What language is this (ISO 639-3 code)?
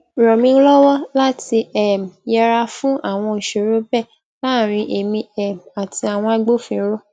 yor